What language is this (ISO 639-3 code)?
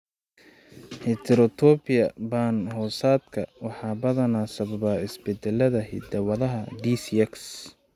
som